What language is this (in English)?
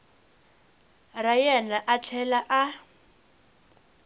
Tsonga